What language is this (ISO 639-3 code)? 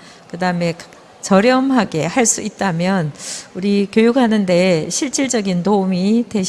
kor